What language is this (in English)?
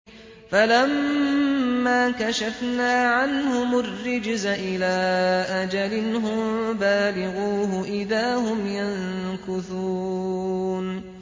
Arabic